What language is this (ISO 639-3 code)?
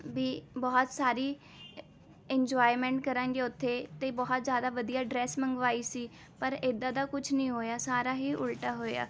pan